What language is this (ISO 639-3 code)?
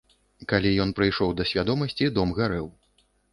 bel